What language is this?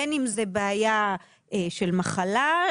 Hebrew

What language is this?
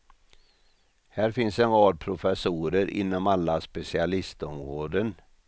Swedish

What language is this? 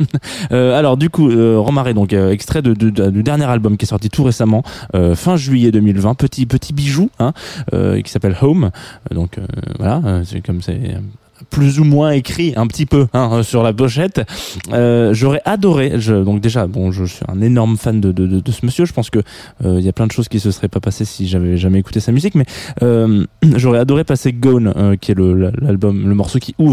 French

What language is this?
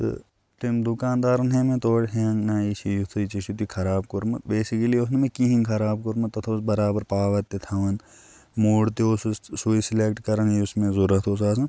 Kashmiri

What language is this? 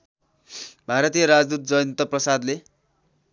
Nepali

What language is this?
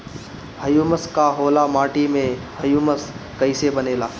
Bhojpuri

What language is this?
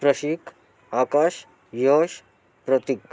Marathi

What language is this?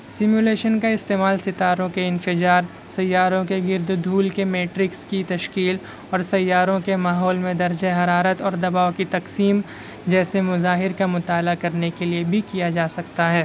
Urdu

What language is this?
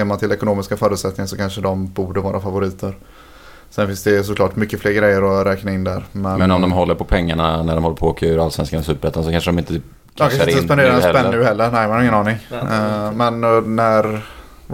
Swedish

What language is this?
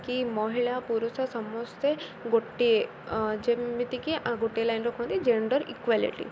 Odia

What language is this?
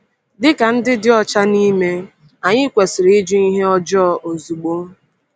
Igbo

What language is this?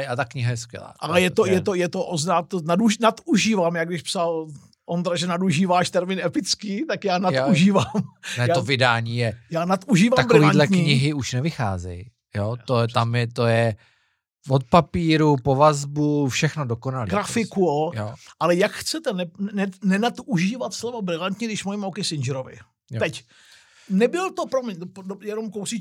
Czech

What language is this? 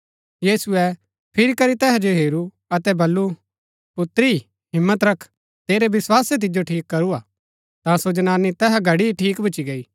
Gaddi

